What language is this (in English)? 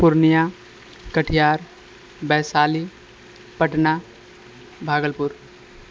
Maithili